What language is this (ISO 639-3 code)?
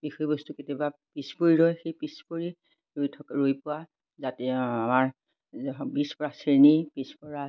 asm